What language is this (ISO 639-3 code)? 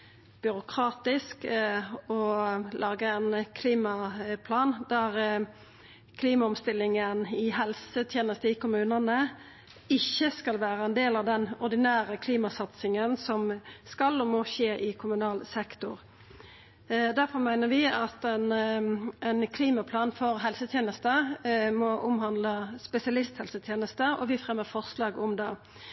nno